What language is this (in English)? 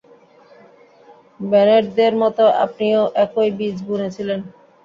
Bangla